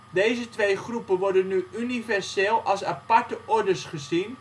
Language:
Dutch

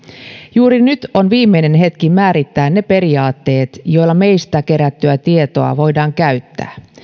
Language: Finnish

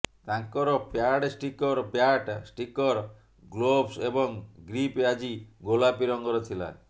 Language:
Odia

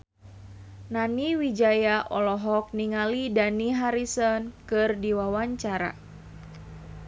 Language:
Sundanese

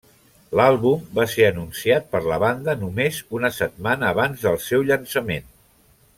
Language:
Catalan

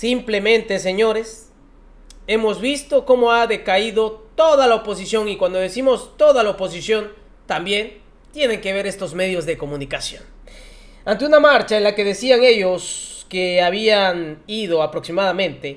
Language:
Spanish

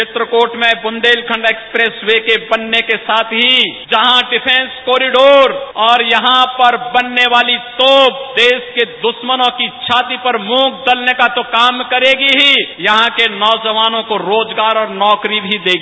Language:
Hindi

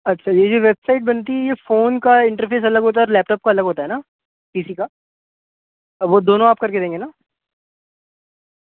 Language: Urdu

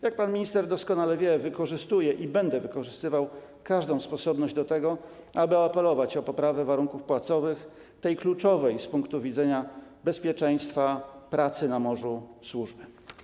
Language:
Polish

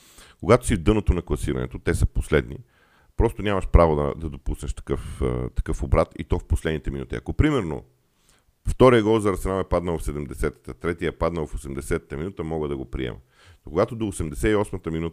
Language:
Bulgarian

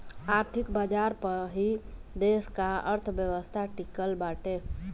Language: Bhojpuri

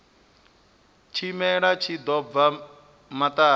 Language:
Venda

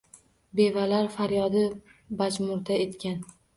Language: Uzbek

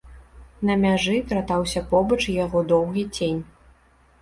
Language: Belarusian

